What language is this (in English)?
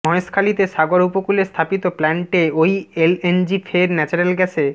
Bangla